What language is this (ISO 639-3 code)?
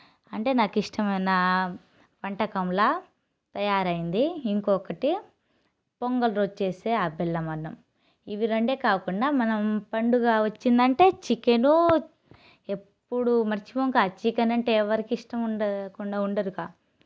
tel